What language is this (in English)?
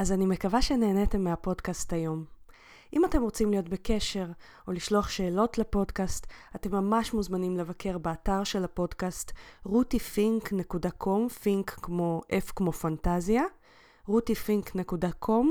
Hebrew